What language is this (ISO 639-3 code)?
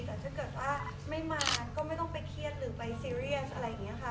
tha